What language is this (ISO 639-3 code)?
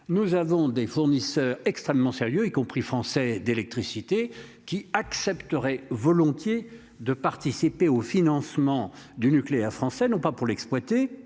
fra